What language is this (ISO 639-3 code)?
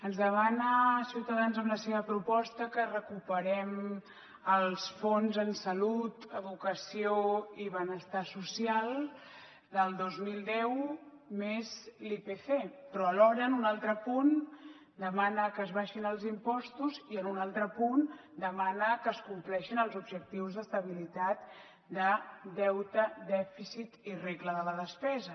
cat